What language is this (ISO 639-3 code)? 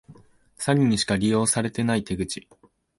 jpn